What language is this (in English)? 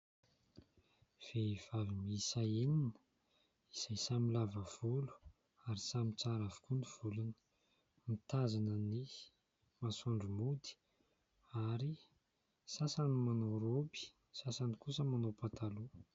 Malagasy